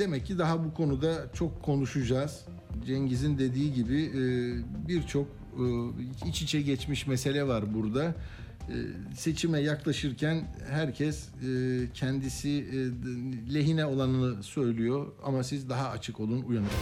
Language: Turkish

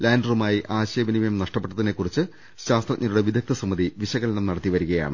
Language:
Malayalam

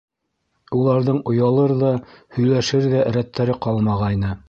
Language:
Bashkir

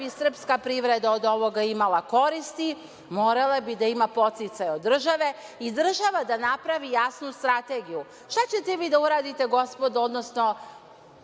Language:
Serbian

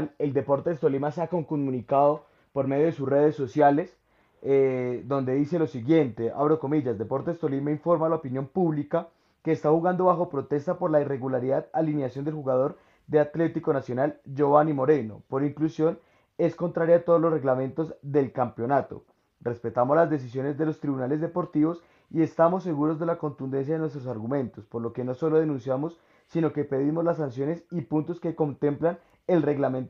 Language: Spanish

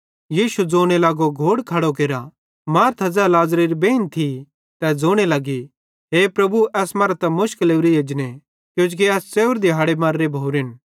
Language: Bhadrawahi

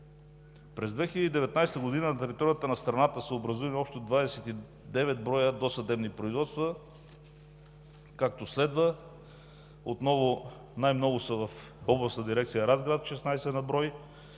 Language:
Bulgarian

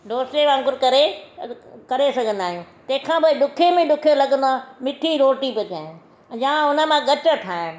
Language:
Sindhi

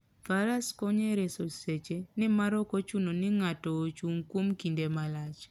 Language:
Luo (Kenya and Tanzania)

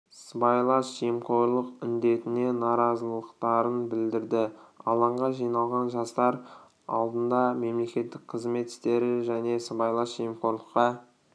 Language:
Kazakh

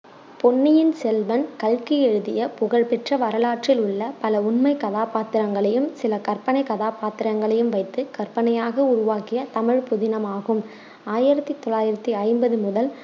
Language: Tamil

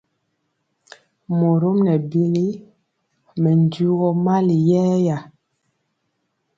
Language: Mpiemo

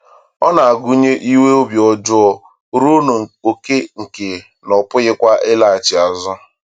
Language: Igbo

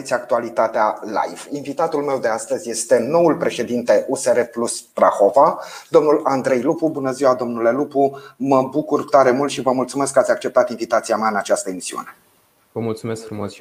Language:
Romanian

